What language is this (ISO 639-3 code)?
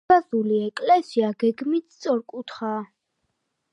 kat